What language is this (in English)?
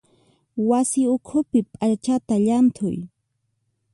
Puno Quechua